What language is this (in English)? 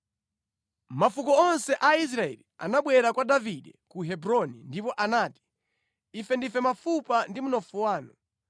Nyanja